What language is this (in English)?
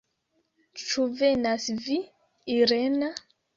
Esperanto